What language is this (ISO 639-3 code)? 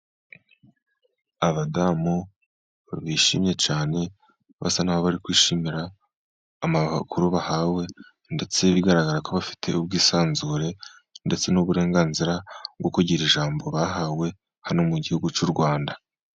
kin